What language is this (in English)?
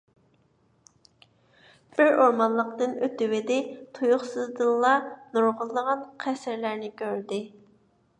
Uyghur